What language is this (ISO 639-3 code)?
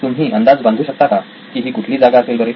mar